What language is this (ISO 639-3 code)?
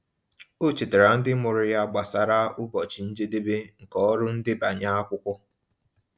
ibo